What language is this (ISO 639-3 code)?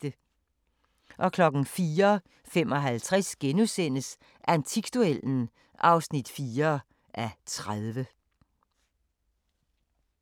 dan